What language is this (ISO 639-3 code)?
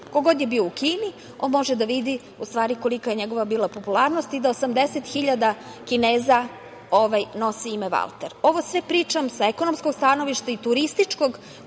srp